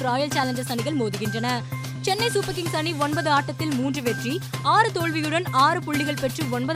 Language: Tamil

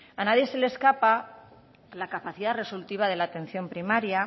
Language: Spanish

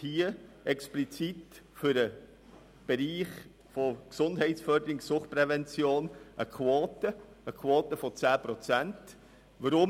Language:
Swiss German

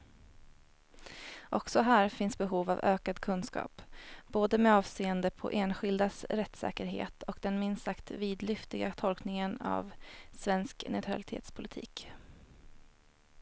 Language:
Swedish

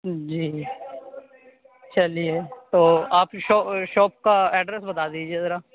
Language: Urdu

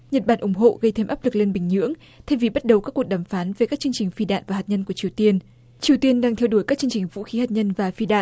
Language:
Vietnamese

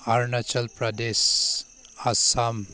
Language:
Manipuri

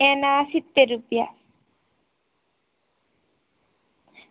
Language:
Gujarati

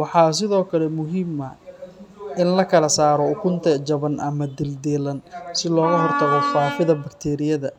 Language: Somali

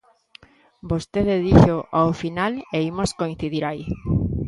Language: Galician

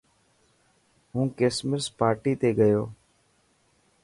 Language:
Dhatki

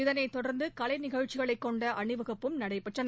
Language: Tamil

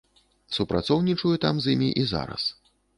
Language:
Belarusian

